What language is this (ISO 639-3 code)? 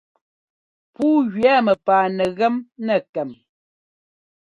jgo